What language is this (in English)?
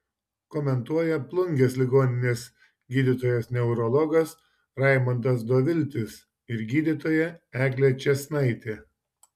Lithuanian